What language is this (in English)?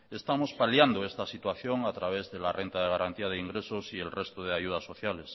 Spanish